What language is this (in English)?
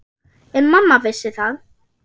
Icelandic